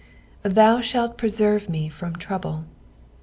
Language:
English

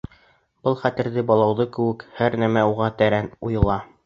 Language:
Bashkir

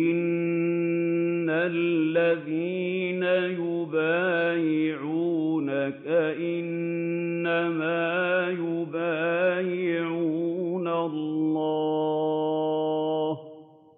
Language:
Arabic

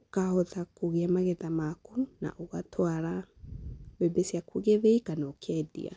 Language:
Kikuyu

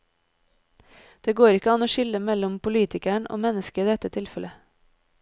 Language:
Norwegian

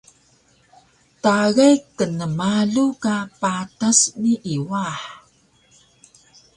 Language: Taroko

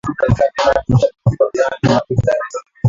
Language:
Swahili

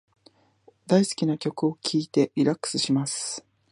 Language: Japanese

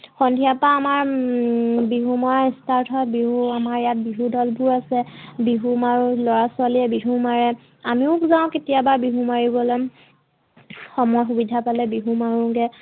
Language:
Assamese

